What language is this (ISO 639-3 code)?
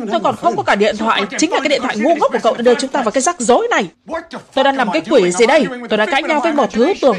vie